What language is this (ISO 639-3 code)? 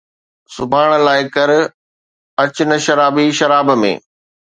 snd